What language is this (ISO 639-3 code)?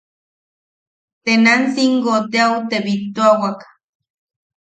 yaq